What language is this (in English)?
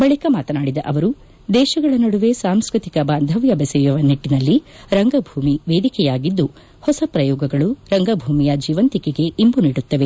Kannada